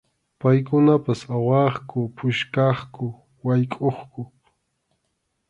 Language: Arequipa-La Unión Quechua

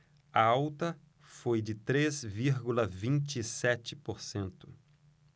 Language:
Portuguese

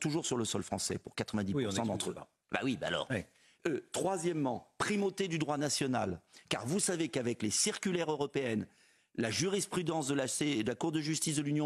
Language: French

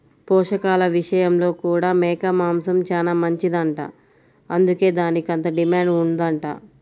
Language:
Telugu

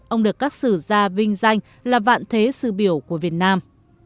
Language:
Vietnamese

